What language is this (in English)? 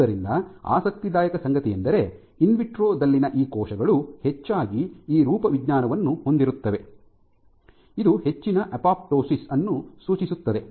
Kannada